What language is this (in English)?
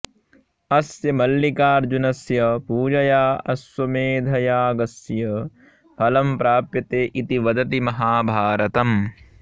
Sanskrit